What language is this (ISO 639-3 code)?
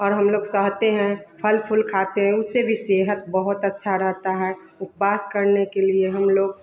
hin